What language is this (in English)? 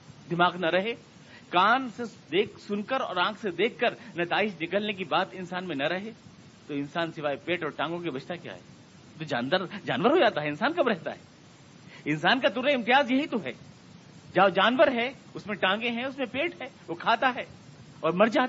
Urdu